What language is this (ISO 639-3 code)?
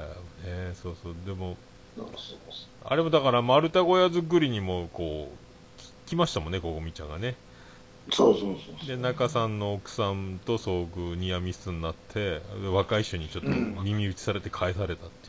jpn